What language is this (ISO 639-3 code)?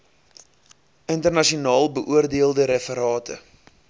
afr